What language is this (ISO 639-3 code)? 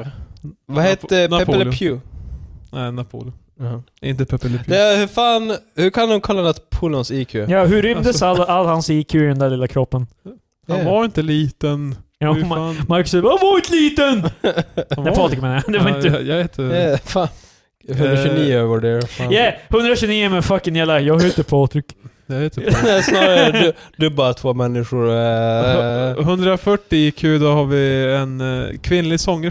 swe